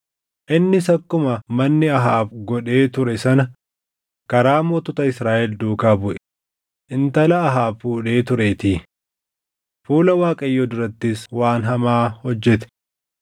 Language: Oromo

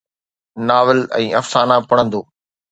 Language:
Sindhi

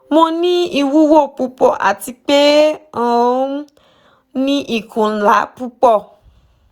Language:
Yoruba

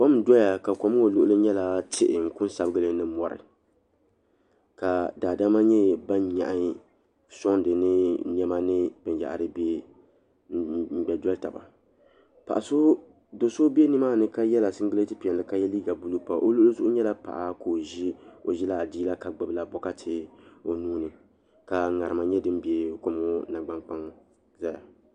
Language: Dagbani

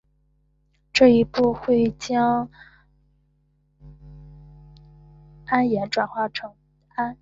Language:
Chinese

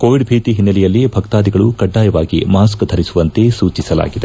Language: Kannada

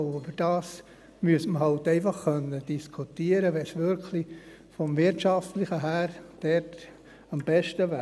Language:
Swiss German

